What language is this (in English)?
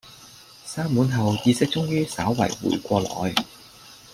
Cantonese